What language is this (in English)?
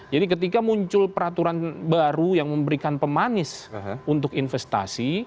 Indonesian